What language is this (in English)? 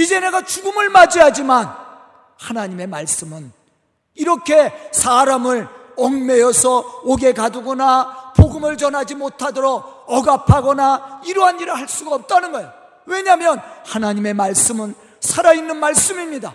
Korean